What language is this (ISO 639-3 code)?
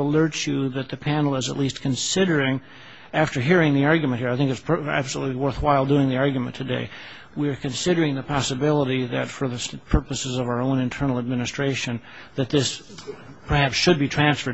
eng